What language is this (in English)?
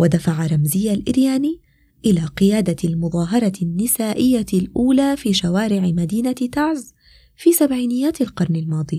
Arabic